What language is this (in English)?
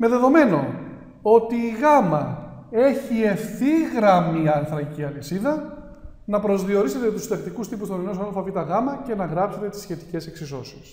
Greek